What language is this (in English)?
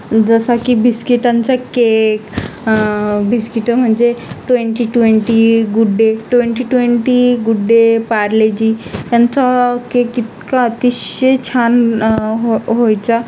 Marathi